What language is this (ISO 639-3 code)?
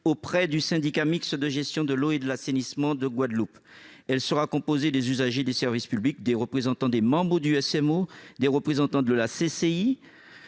fra